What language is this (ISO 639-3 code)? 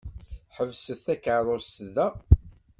kab